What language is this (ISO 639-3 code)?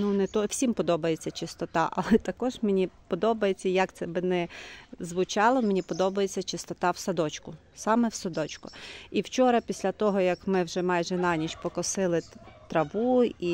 ukr